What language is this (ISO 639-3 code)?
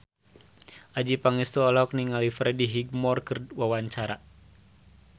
sun